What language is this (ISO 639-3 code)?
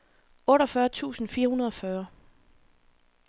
dan